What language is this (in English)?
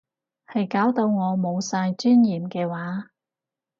Cantonese